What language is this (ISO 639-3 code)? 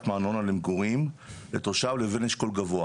heb